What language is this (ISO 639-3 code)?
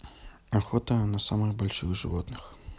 rus